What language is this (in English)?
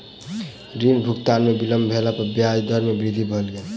Maithili